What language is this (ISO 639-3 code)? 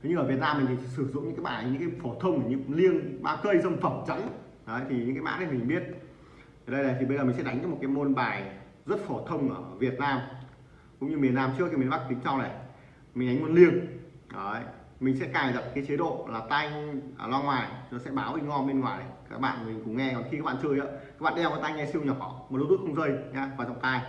vie